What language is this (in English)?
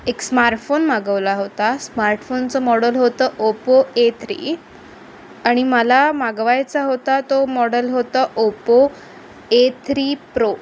Marathi